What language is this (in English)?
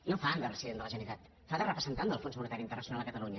Catalan